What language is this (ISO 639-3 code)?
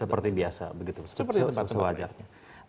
ind